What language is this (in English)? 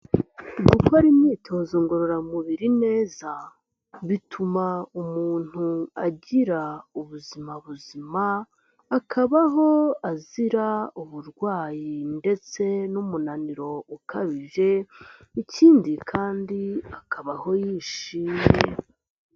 Kinyarwanda